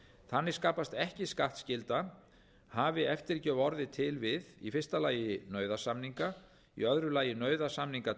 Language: Icelandic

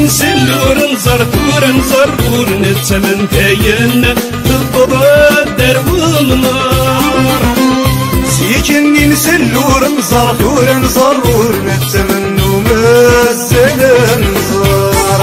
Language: Arabic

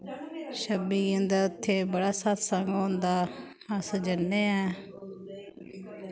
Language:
Dogri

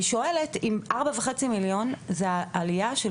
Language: Hebrew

